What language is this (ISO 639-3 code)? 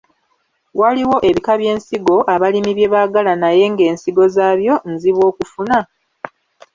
lug